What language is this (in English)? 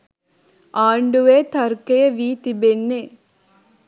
Sinhala